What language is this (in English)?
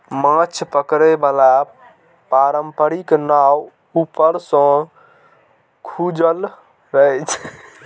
Maithili